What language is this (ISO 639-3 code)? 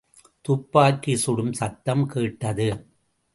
tam